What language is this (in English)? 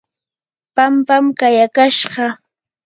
Yanahuanca Pasco Quechua